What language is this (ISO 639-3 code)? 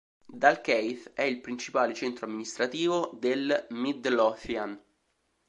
ita